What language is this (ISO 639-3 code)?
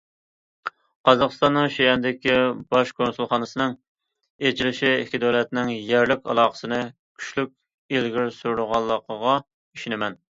uig